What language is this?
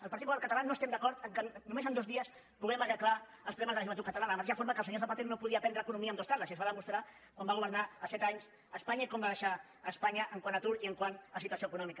Catalan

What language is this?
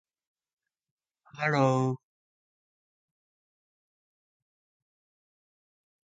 Japanese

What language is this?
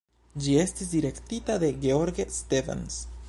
Esperanto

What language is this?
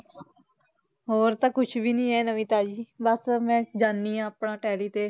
Punjabi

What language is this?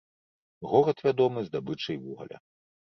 Belarusian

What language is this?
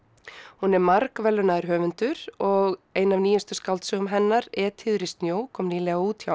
Icelandic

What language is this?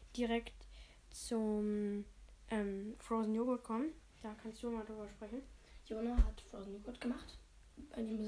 German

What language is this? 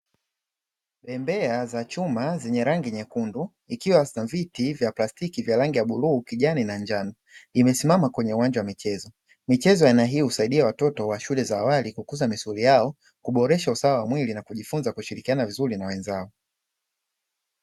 Swahili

